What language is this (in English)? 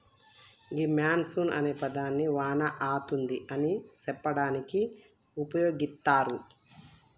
Telugu